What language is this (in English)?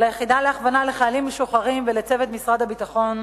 Hebrew